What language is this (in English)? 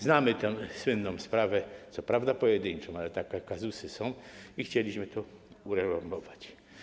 Polish